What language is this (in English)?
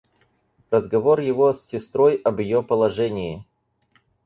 Russian